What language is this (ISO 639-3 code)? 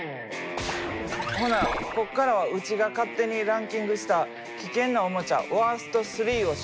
jpn